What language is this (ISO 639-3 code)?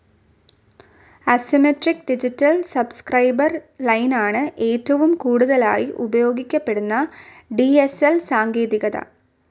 mal